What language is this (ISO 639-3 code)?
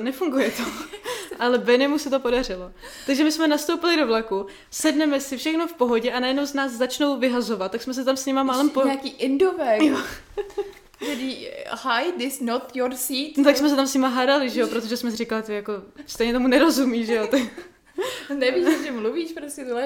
ces